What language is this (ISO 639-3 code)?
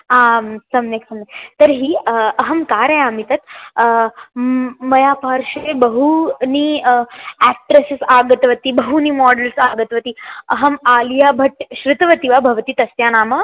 san